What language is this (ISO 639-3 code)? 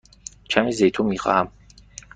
fas